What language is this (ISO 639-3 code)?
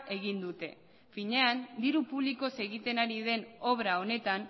eus